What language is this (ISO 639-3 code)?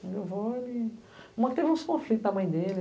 por